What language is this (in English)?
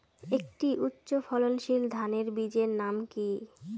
Bangla